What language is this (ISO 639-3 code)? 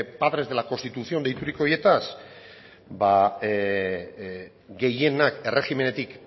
eus